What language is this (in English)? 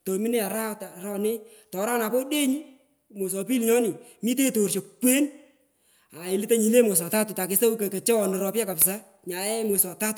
Pökoot